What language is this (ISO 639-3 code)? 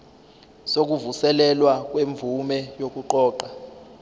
zul